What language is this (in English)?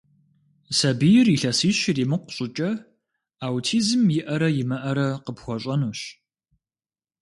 Kabardian